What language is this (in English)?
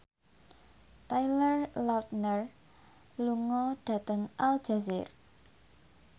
Javanese